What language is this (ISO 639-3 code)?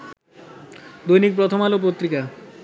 ben